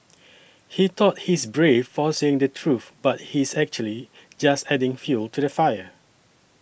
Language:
English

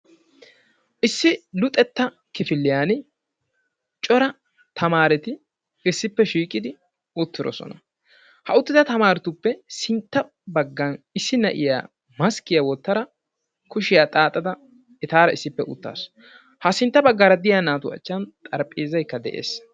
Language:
Wolaytta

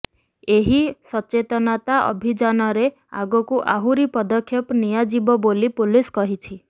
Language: Odia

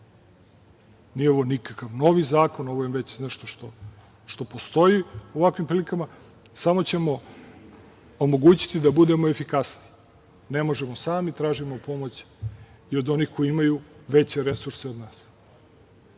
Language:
Serbian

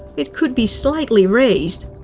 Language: English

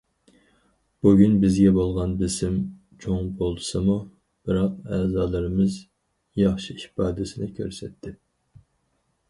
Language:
Uyghur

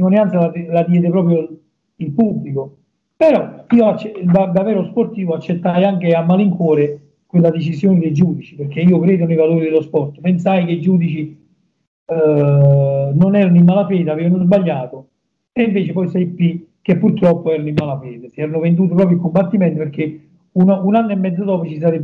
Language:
Italian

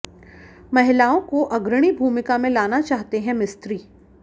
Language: Hindi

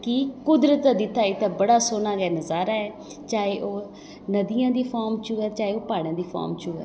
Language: Dogri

